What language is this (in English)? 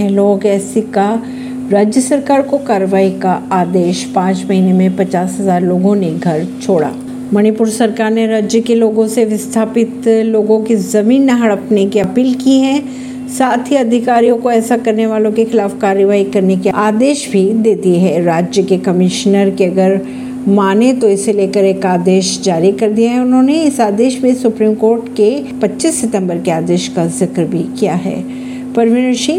Hindi